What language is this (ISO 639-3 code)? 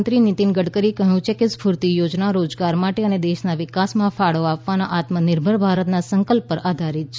guj